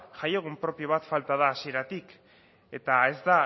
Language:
Basque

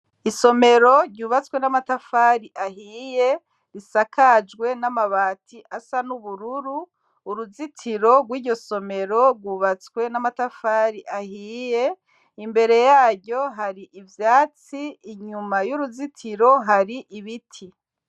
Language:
Rundi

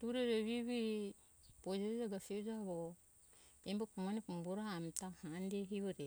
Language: Hunjara-Kaina Ke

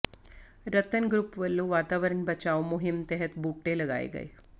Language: Punjabi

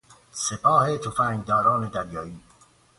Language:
Persian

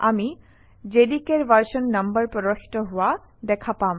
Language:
Assamese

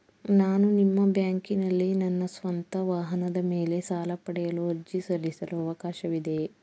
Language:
Kannada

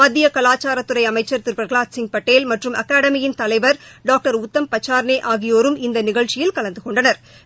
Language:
Tamil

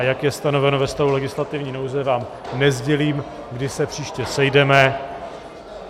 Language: Czech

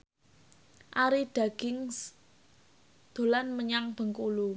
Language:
Javanese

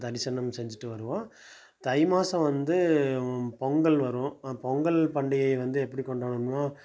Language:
Tamil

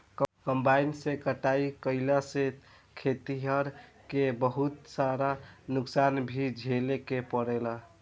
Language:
Bhojpuri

